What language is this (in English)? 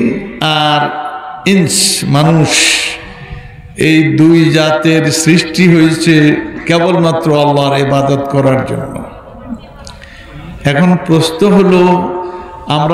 Arabic